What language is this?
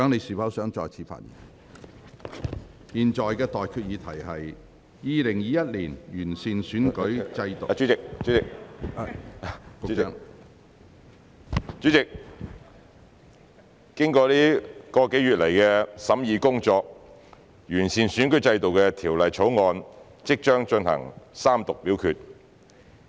Cantonese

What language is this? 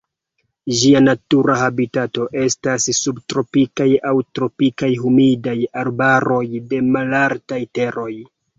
Esperanto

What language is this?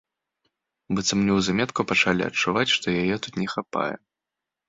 Belarusian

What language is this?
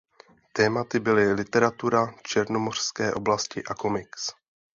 Czech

